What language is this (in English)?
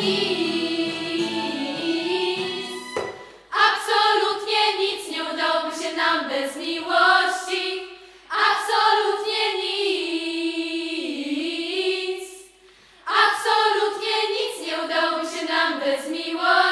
Polish